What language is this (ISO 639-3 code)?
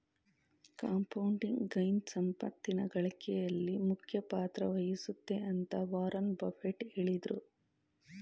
kan